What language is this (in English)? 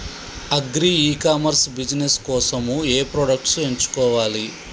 Telugu